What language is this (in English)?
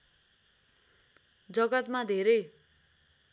Nepali